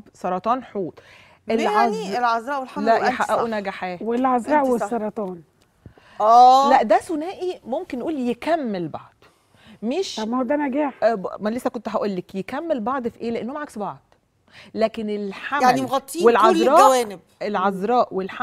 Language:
Arabic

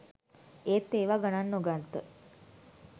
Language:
Sinhala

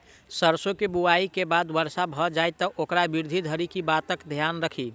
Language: Maithili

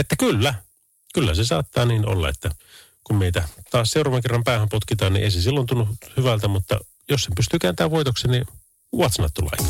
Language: Finnish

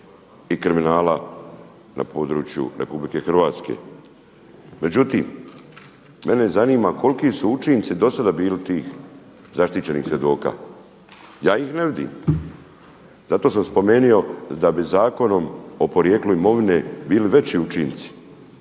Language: Croatian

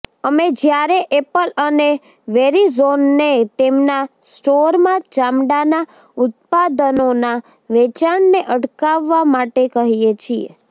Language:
Gujarati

